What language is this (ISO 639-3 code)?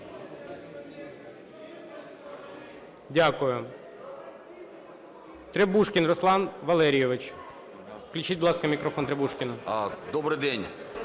ukr